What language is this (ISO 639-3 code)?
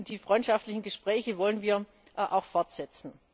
deu